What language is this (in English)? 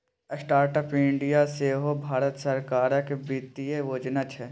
Maithili